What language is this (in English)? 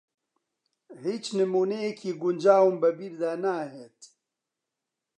Central Kurdish